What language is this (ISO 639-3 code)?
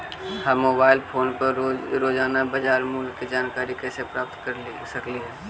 mag